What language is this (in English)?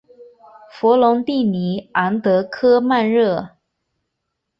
Chinese